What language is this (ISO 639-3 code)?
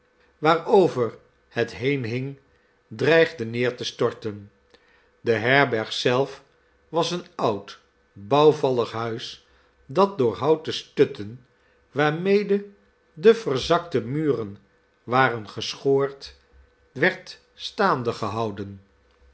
nld